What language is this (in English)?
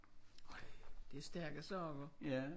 Danish